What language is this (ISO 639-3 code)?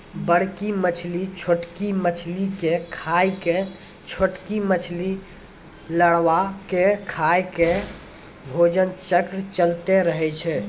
mai